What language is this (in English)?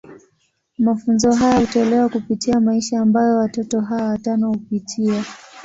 Swahili